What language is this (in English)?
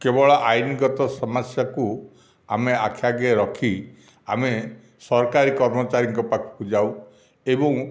Odia